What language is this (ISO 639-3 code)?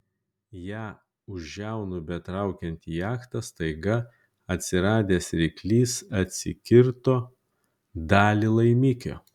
lit